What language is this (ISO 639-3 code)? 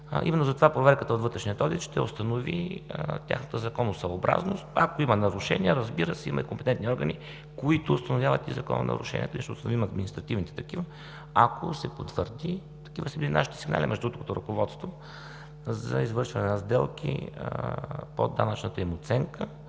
bul